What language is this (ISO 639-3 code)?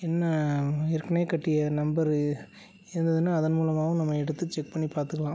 tam